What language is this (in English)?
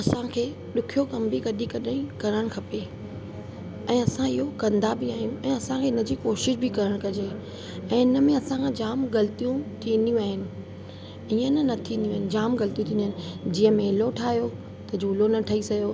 Sindhi